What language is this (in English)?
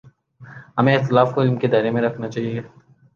Urdu